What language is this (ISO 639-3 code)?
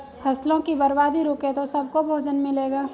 hin